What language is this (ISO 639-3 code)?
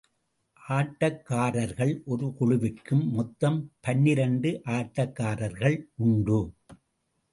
tam